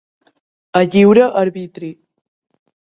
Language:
Catalan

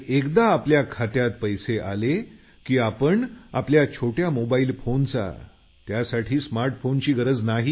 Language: Marathi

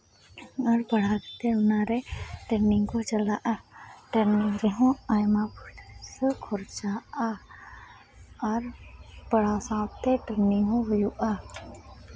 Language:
Santali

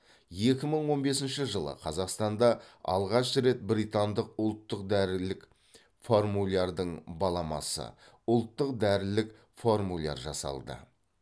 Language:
Kazakh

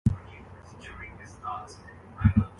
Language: Urdu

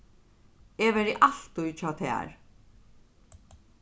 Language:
Faroese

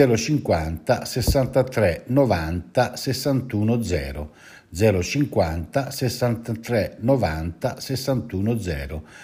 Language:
Italian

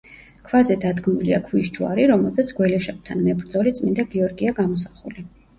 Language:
Georgian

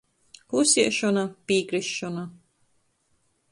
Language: Latgalian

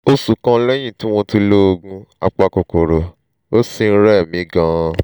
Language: Yoruba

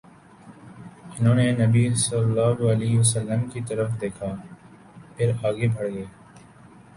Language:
Urdu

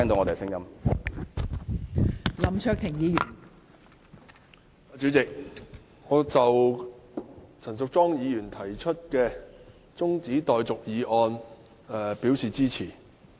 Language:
Cantonese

